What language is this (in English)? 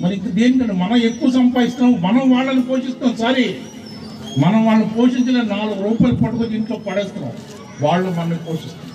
Telugu